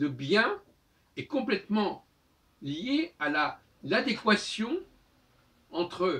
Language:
French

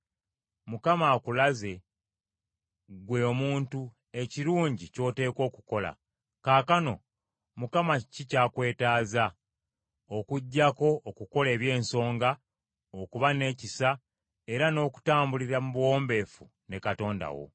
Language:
Ganda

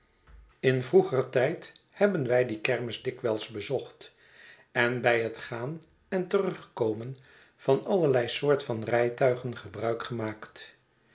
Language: Dutch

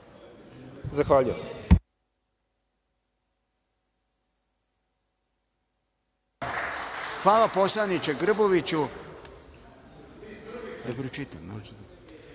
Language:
Serbian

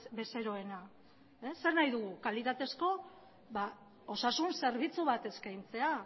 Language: Basque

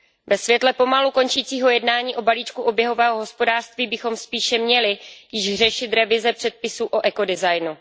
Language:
Czech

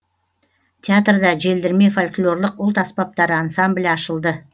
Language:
Kazakh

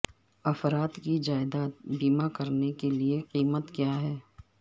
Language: Urdu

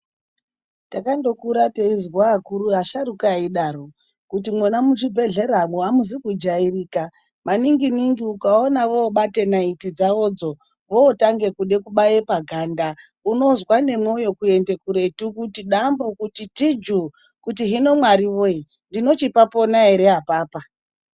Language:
Ndau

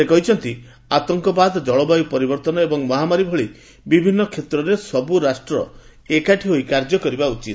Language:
Odia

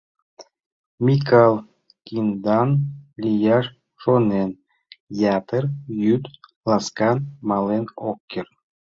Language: Mari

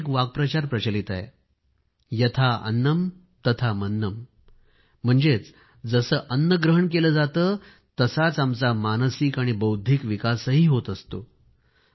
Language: Marathi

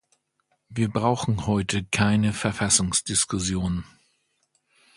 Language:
German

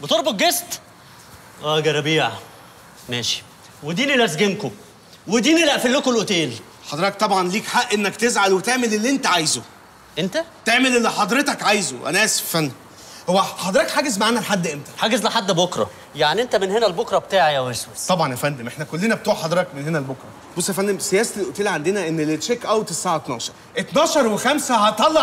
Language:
Arabic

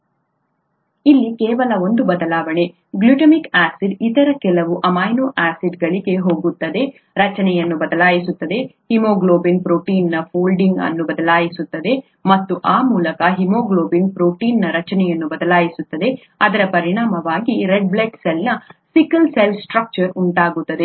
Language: Kannada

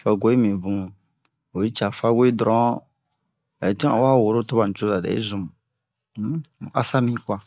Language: Bomu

